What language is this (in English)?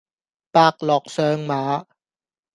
Cantonese